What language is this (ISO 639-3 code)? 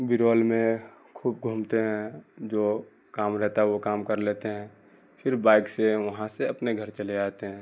urd